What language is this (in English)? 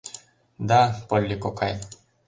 Mari